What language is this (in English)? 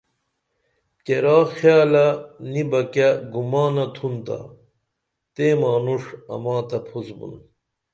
Dameli